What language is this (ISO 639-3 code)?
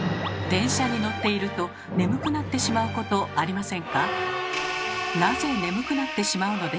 jpn